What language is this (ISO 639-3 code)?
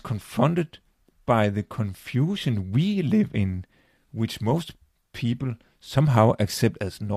dan